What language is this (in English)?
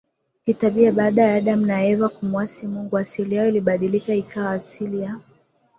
Swahili